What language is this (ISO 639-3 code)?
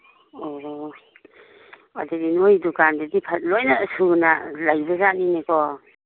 mni